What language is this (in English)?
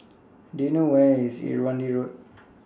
English